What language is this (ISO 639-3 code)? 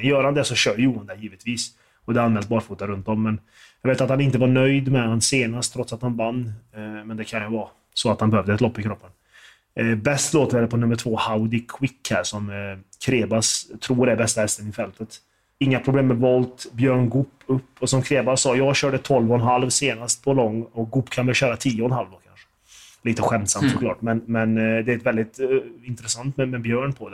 swe